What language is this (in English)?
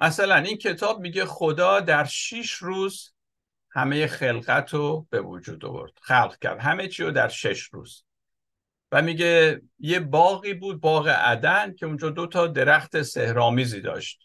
Persian